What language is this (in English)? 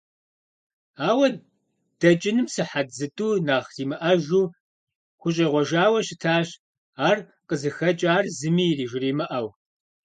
Kabardian